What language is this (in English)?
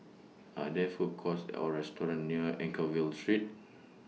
English